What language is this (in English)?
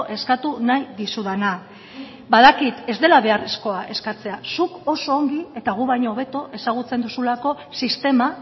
Basque